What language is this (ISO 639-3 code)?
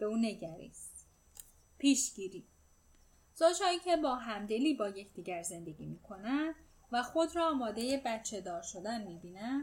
fas